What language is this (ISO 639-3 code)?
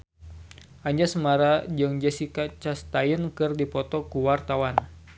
sun